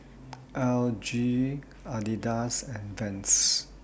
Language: English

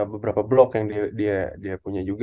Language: Indonesian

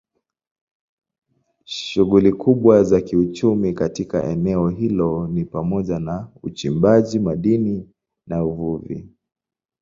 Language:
Swahili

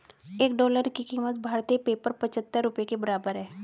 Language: Hindi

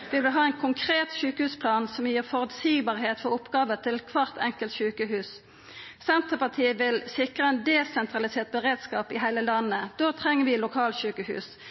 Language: Norwegian Nynorsk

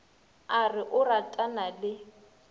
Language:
Northern Sotho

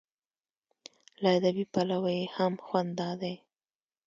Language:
Pashto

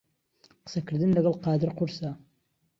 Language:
Central Kurdish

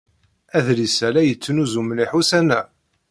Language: Kabyle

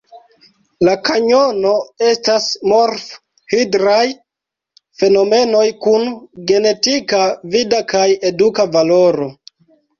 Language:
Esperanto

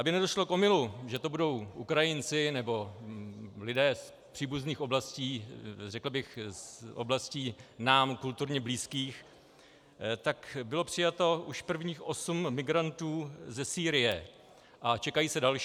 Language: Czech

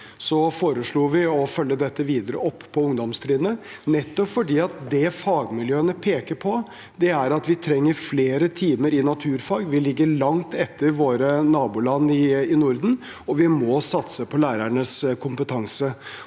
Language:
Norwegian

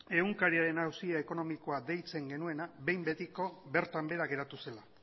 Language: Basque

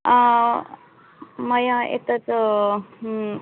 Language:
Sanskrit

